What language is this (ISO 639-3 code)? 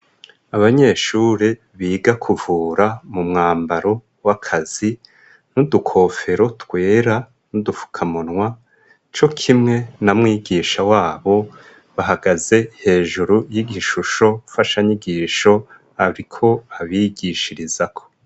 run